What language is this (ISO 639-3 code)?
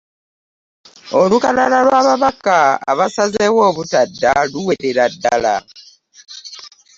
lug